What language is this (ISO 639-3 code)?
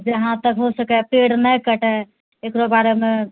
mai